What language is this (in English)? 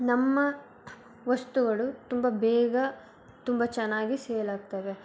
Kannada